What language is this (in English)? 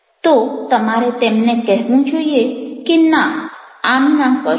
Gujarati